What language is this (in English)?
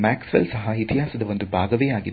Kannada